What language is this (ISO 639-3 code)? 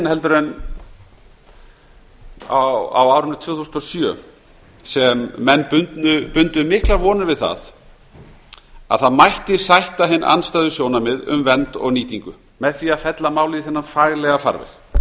isl